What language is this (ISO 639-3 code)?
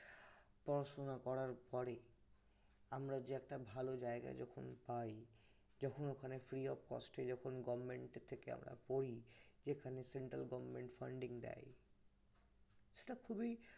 ben